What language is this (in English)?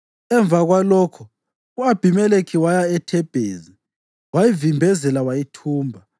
North Ndebele